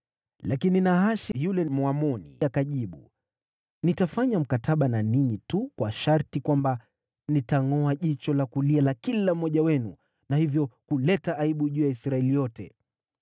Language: Swahili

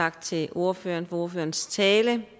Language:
Danish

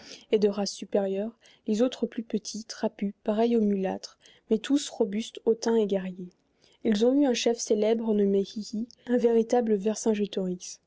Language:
French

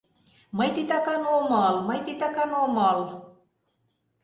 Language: Mari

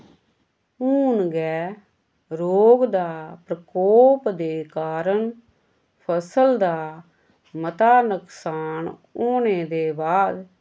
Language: Dogri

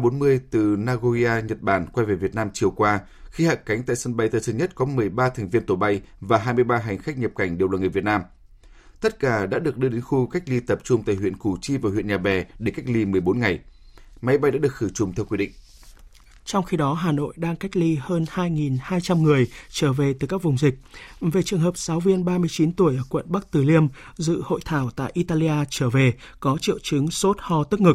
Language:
Vietnamese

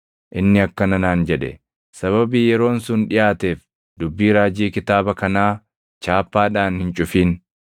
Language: Oromo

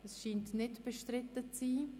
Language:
Swiss German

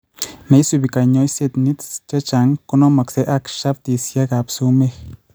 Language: Kalenjin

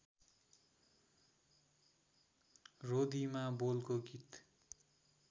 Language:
Nepali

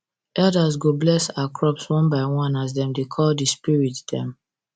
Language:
Nigerian Pidgin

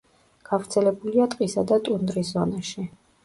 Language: Georgian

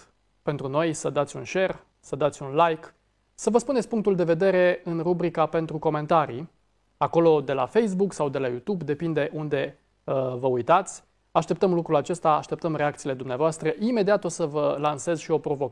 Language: Romanian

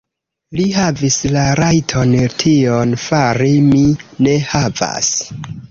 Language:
Esperanto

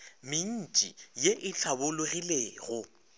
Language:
Northern Sotho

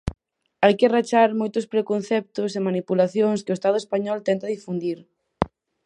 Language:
Galician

